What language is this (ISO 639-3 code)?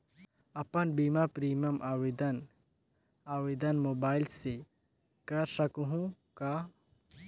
hne